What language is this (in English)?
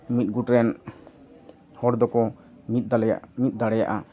Santali